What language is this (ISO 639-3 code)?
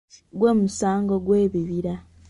lug